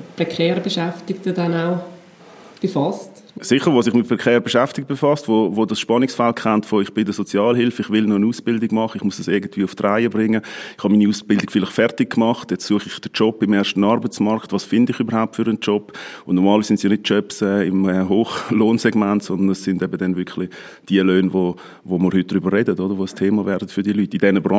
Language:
German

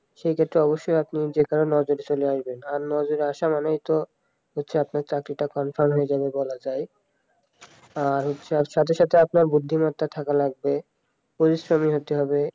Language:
Bangla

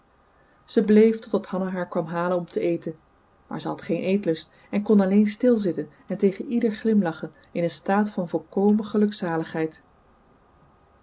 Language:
Dutch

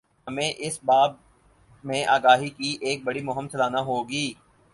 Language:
Urdu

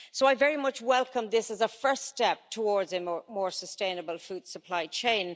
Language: English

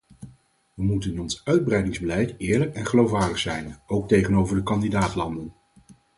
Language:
Dutch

